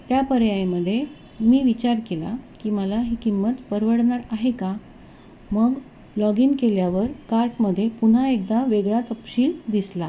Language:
Marathi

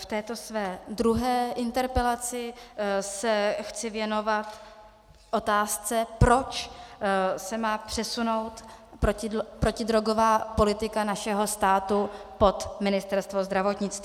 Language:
Czech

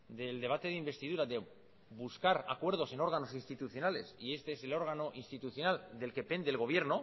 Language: Spanish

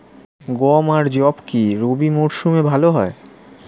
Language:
Bangla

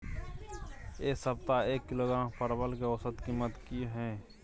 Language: Maithili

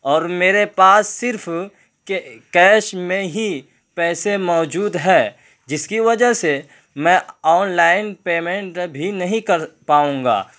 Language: Urdu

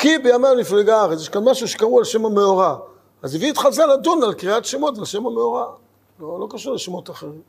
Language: Hebrew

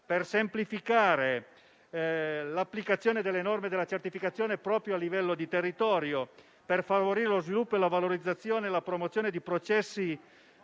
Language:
Italian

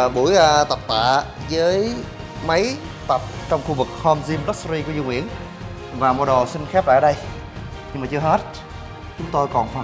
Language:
Vietnamese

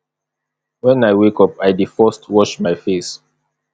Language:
Nigerian Pidgin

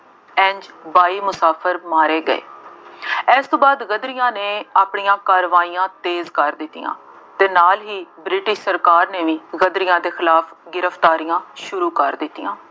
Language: Punjabi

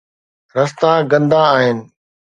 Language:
Sindhi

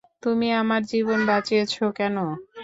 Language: Bangla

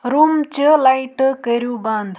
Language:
Kashmiri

